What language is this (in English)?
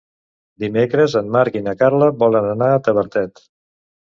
Catalan